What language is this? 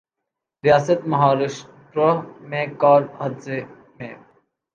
Urdu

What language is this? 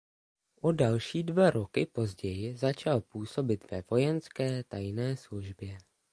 Czech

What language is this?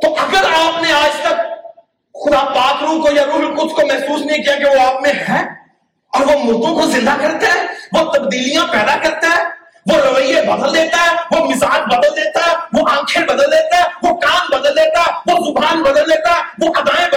Urdu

